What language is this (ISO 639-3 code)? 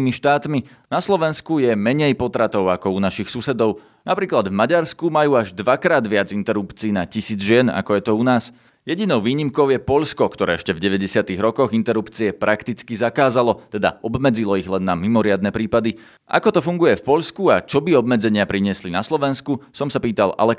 slk